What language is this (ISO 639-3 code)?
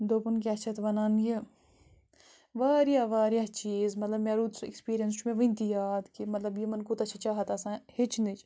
kas